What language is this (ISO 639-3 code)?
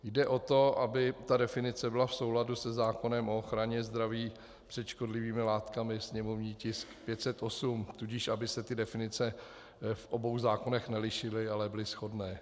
ces